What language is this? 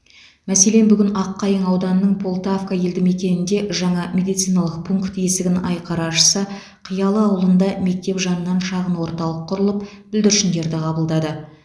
Kazakh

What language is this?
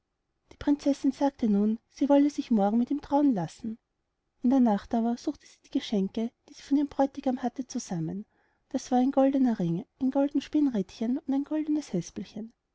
German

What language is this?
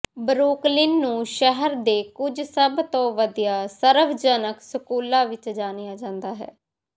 Punjabi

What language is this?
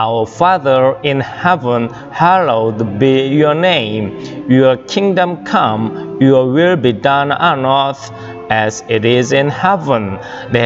Korean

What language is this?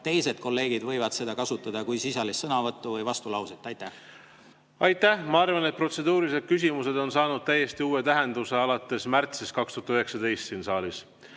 Estonian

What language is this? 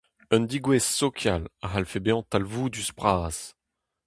Breton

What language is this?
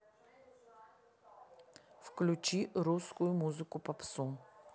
Russian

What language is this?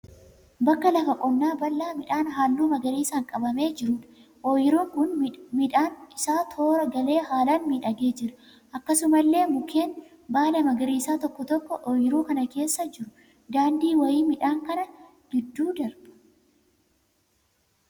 Oromo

